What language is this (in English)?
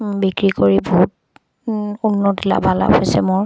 Assamese